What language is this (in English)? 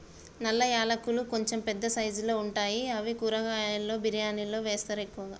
Telugu